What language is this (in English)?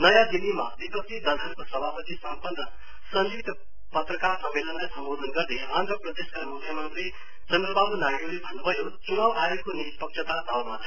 Nepali